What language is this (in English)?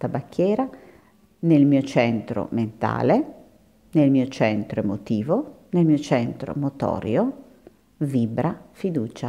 Italian